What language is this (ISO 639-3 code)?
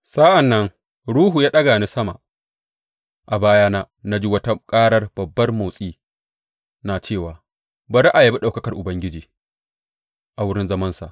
hau